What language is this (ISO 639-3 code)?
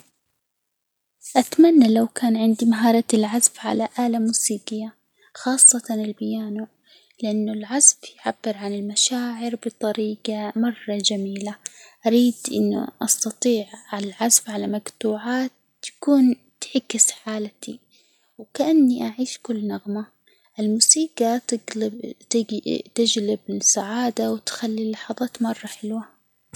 acw